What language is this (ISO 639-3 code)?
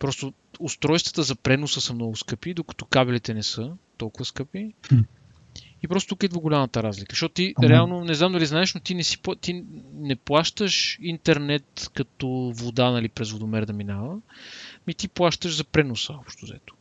bul